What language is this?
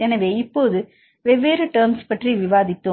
Tamil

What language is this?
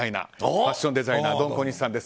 Japanese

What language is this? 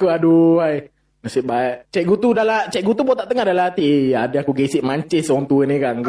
Malay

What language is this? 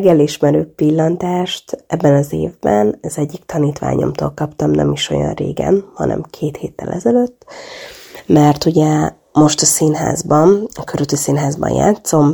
Hungarian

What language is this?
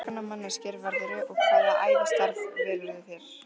Icelandic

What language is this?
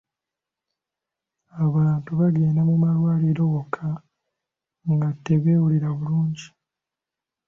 Ganda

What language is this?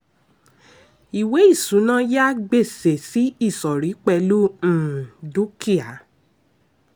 Yoruba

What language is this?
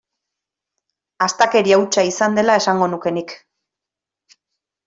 Basque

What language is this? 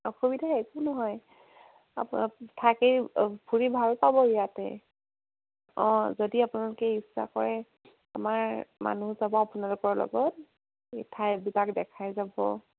Assamese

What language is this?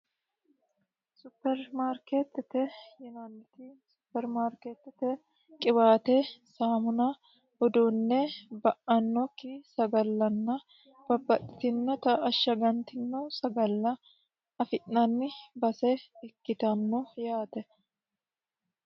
Sidamo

